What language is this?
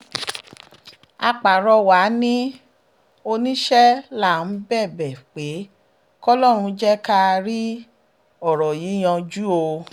Yoruba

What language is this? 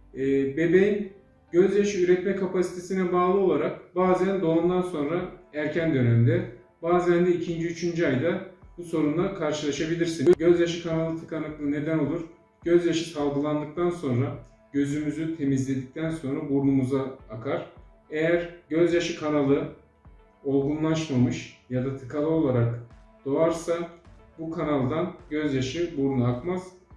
Turkish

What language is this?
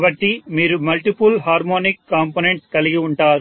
Telugu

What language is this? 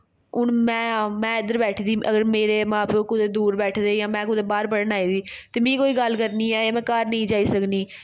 Dogri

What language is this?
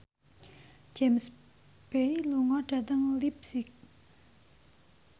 Javanese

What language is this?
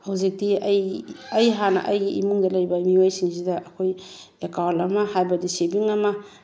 Manipuri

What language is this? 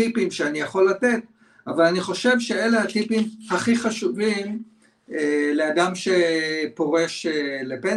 Hebrew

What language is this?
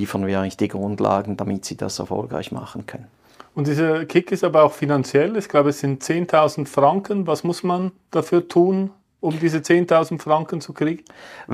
German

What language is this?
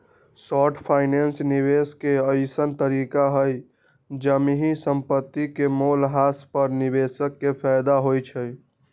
Magahi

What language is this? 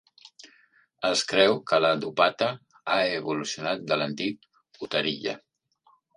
Catalan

